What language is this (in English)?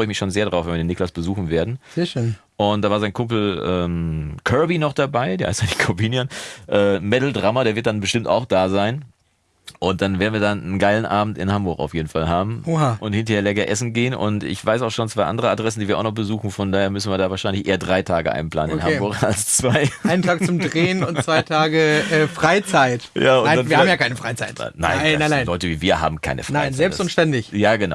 German